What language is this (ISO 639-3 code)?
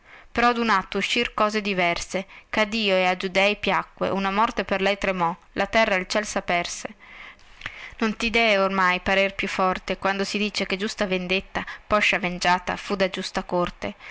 ita